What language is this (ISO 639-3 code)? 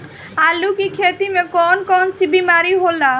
bho